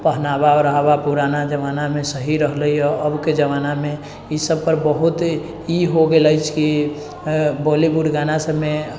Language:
Maithili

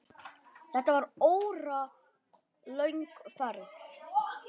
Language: Icelandic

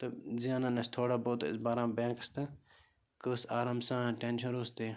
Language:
Kashmiri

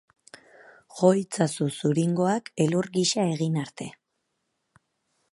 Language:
Basque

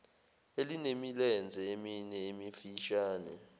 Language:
Zulu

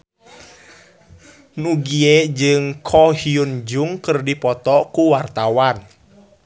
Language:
Sundanese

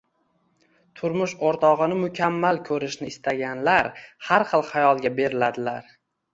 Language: Uzbek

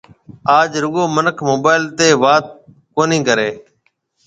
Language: Marwari (Pakistan)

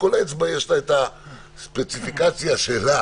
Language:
Hebrew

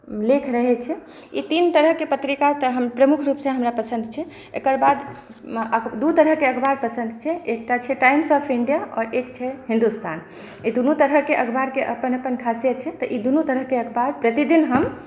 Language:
Maithili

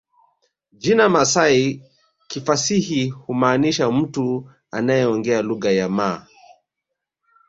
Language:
Swahili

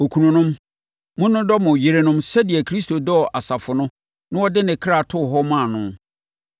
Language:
Akan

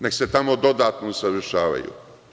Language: Serbian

